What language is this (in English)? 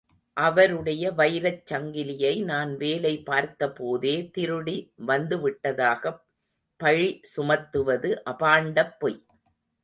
Tamil